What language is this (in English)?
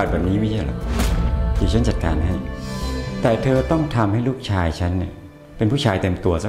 Thai